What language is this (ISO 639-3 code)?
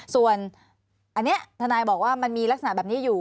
tha